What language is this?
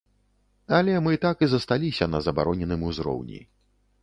Belarusian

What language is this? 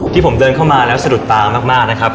Thai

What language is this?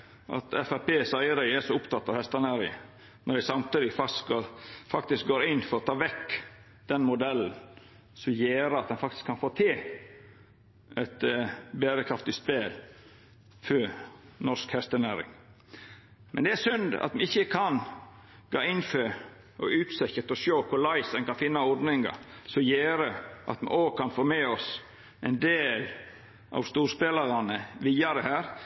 Norwegian Nynorsk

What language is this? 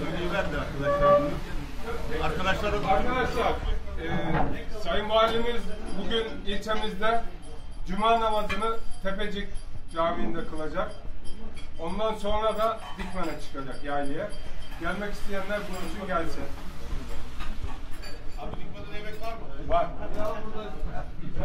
Turkish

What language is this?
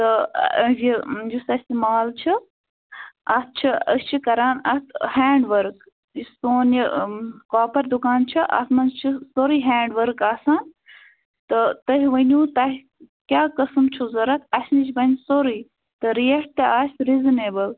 Kashmiri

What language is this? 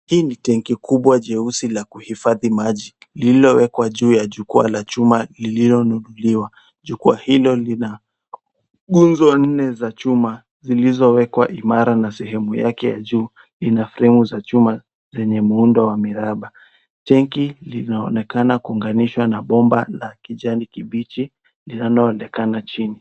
Swahili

